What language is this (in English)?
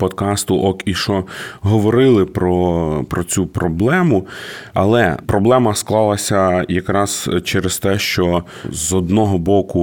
Ukrainian